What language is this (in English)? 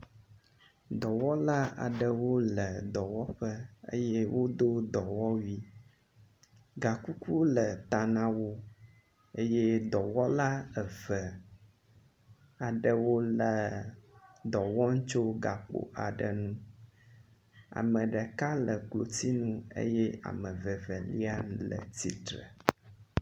Ewe